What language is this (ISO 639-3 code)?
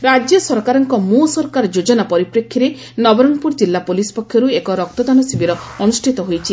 ori